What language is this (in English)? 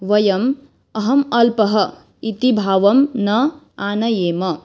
Sanskrit